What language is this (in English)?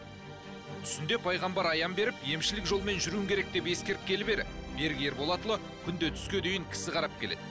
Kazakh